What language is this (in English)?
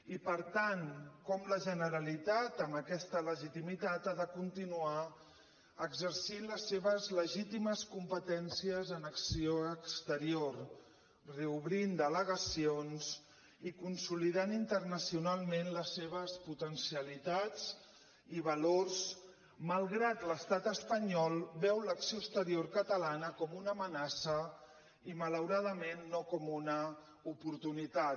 Catalan